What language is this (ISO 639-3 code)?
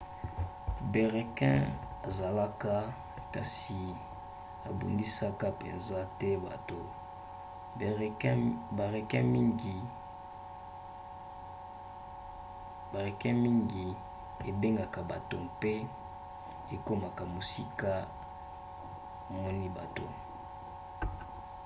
lin